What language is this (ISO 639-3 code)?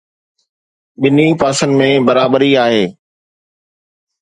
snd